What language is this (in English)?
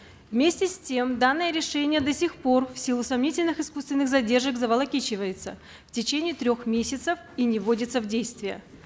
Kazakh